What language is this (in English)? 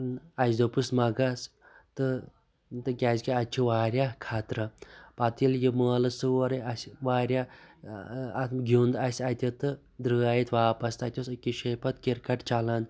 Kashmiri